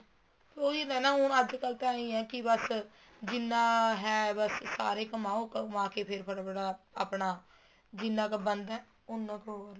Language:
Punjabi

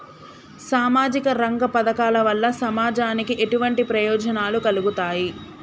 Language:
Telugu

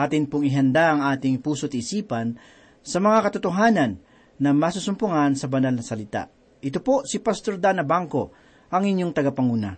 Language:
Filipino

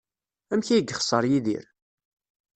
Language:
Kabyle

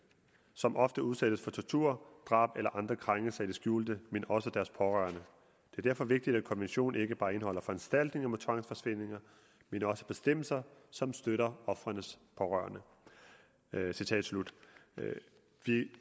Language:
Danish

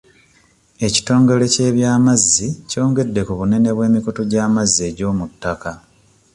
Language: Ganda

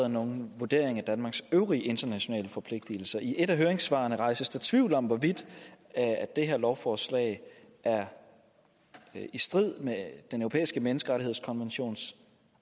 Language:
Danish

